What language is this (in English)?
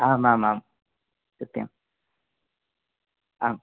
Sanskrit